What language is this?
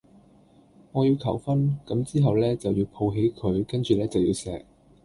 Cantonese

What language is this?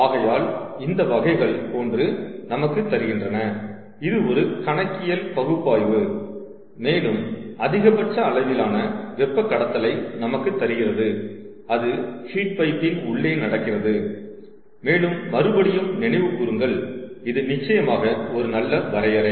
Tamil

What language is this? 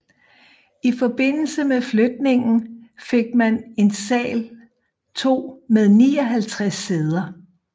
Danish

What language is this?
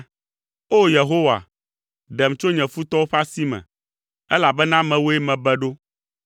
Ewe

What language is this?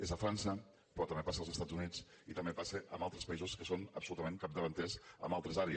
Catalan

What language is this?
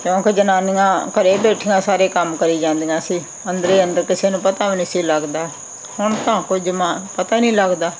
Punjabi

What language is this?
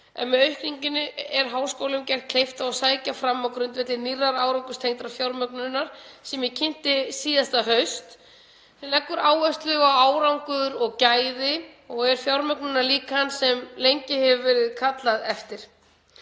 Icelandic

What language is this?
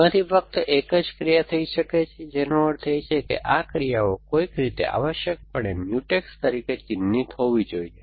Gujarati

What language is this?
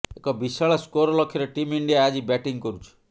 Odia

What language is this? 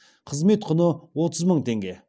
Kazakh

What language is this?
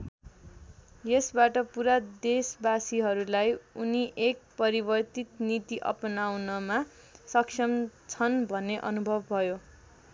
Nepali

